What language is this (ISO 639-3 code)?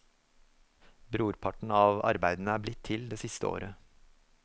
nor